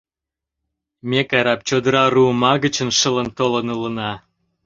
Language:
Mari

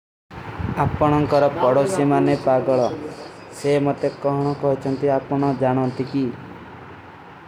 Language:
Kui (India)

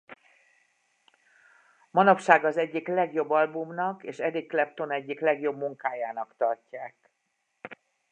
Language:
Hungarian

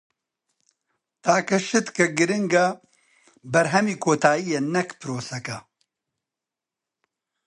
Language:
Central Kurdish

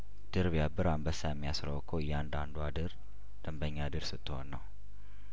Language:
Amharic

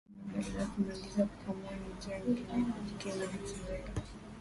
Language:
Swahili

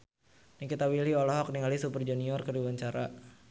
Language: Sundanese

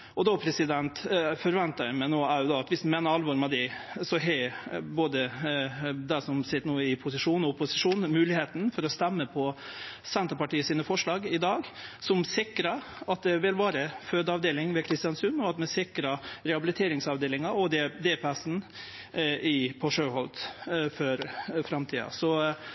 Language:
Norwegian Nynorsk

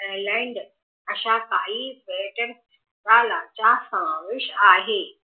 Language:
Marathi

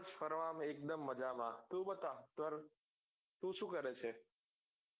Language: Gujarati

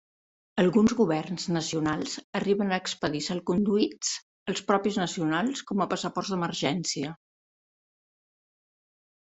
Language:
Catalan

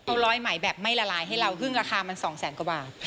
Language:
Thai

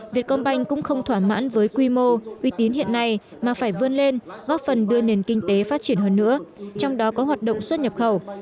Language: Vietnamese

